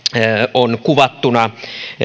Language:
Finnish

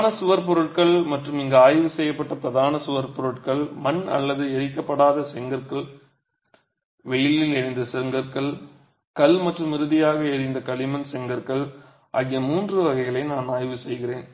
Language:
Tamil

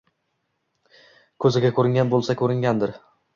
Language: Uzbek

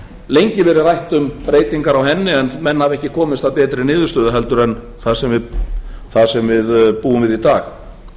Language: Icelandic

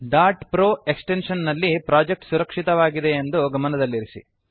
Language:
Kannada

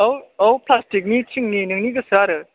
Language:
Bodo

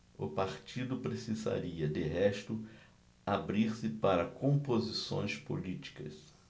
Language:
Portuguese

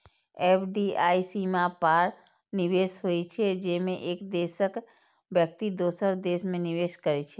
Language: Maithili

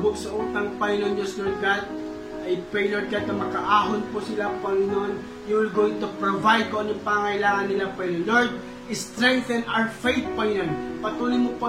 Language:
Filipino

